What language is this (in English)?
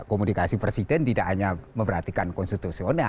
Indonesian